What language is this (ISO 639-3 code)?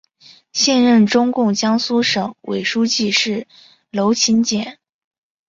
zho